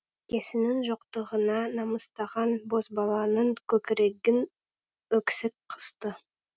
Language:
Kazakh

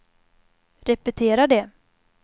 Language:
Swedish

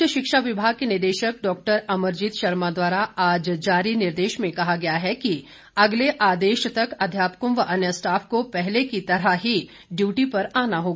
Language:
Hindi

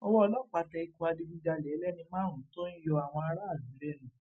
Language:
Yoruba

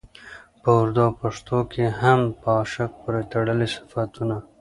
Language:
Pashto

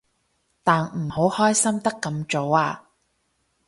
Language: Cantonese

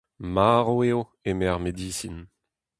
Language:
Breton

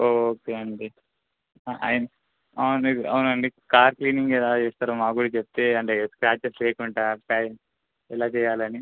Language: Telugu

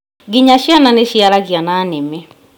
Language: Kikuyu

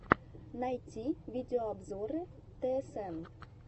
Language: Russian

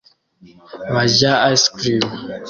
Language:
Kinyarwanda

